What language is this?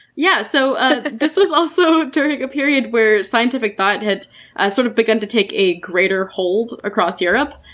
English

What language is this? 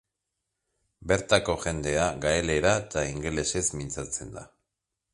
Basque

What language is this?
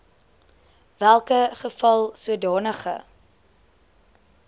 Afrikaans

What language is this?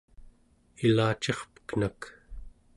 Central Yupik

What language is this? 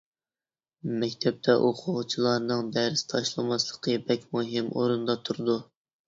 Uyghur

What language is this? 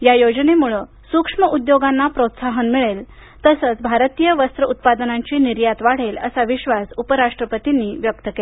Marathi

